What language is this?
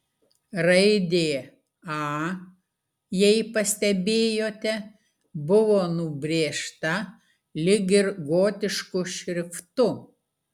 Lithuanian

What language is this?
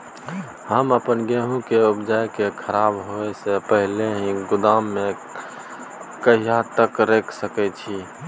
Maithili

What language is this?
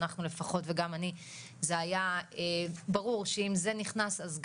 Hebrew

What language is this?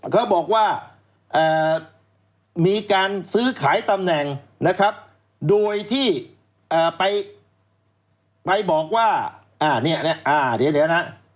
Thai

